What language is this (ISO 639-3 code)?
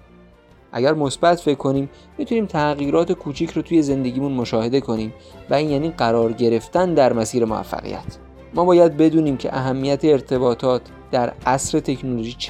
fas